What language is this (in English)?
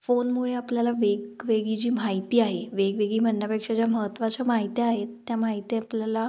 Marathi